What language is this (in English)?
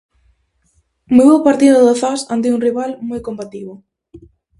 Galician